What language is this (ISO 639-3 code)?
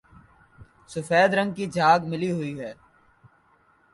urd